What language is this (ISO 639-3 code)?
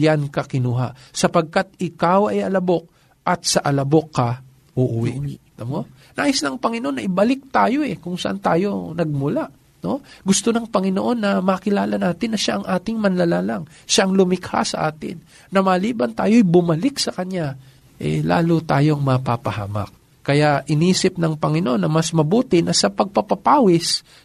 fil